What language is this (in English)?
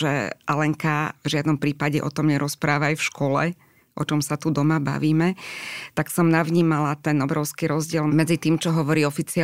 Slovak